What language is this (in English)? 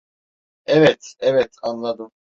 Turkish